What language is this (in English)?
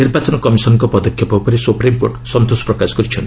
Odia